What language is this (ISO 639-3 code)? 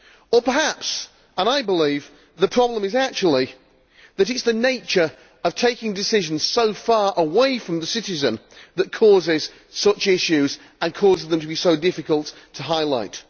eng